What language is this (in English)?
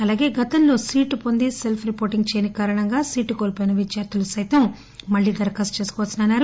Telugu